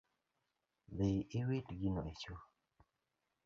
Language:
Luo (Kenya and Tanzania)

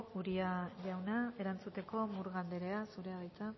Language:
Basque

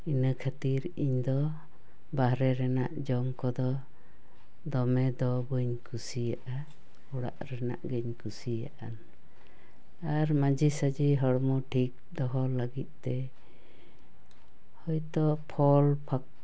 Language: Santali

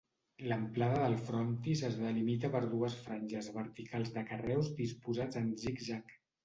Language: Catalan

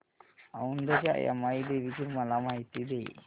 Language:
Marathi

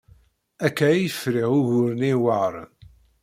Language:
Kabyle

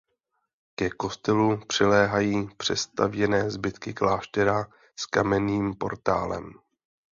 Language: Czech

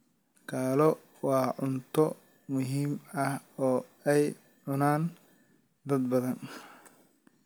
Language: Somali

